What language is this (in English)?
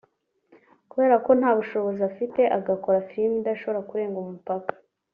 Kinyarwanda